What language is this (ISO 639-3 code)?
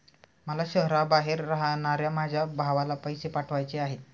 mar